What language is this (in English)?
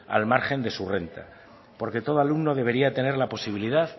Spanish